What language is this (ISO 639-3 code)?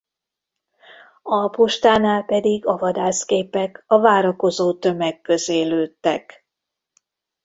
hun